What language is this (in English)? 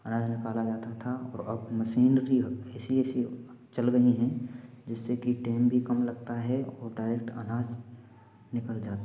Hindi